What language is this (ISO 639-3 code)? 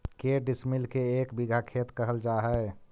mag